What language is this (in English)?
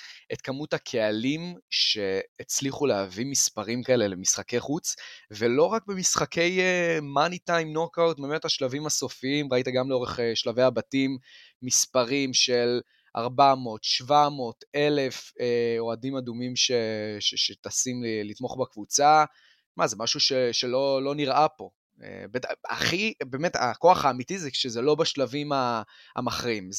Hebrew